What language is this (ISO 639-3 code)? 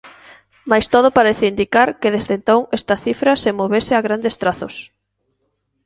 glg